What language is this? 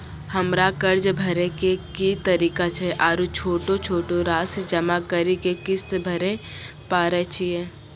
Maithili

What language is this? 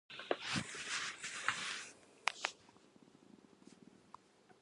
Japanese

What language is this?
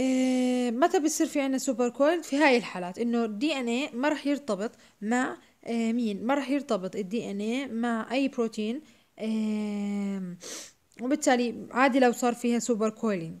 Arabic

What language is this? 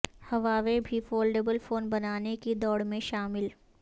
Urdu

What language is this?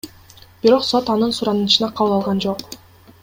Kyrgyz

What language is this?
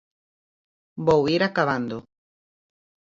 Galician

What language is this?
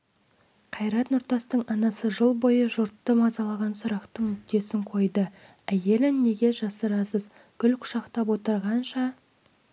Kazakh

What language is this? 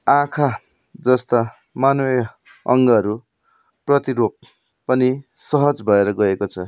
Nepali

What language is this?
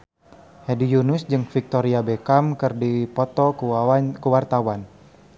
Sundanese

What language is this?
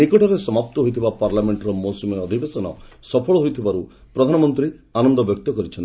Odia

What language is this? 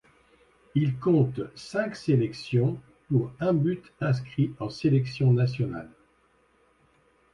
French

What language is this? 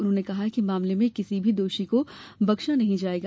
Hindi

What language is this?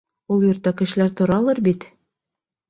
Bashkir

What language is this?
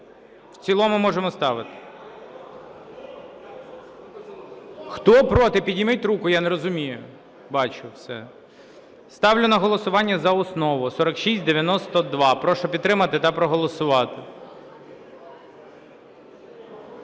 Ukrainian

